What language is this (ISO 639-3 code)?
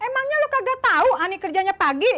ind